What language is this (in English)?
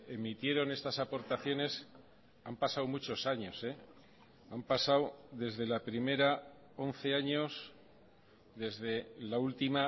Spanish